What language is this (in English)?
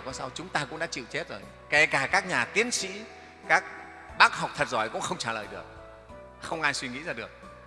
Vietnamese